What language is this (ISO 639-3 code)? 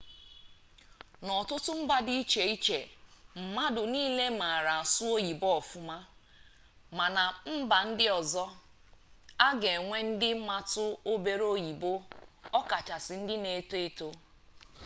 ibo